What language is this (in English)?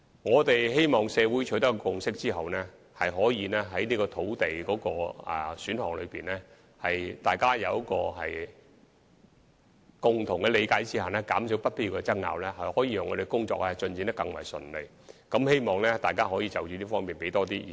Cantonese